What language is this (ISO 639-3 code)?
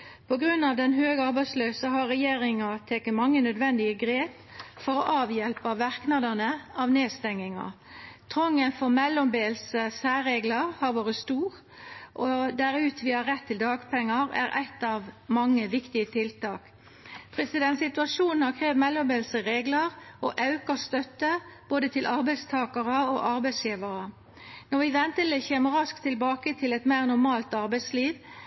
nno